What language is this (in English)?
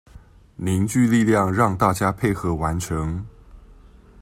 Chinese